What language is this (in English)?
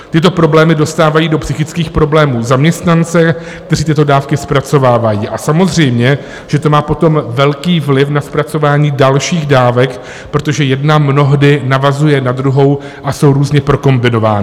Czech